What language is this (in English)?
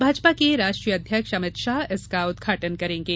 Hindi